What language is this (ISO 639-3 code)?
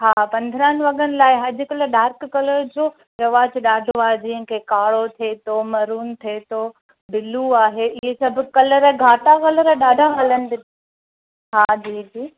snd